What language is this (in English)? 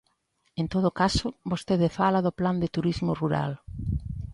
Galician